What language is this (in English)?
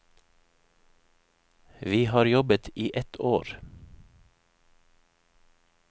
Norwegian